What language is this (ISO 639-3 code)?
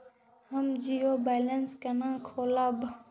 mai